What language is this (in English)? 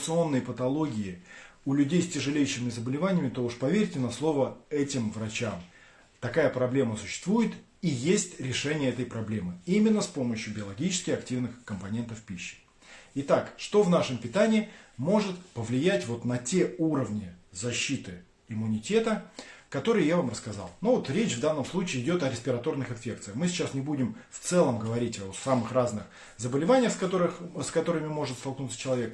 Russian